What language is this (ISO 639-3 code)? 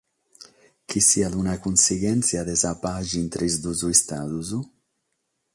srd